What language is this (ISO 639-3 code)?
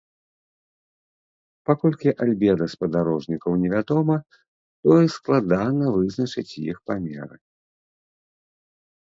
bel